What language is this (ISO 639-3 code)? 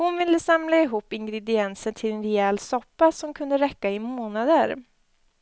swe